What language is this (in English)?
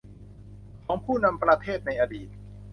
Thai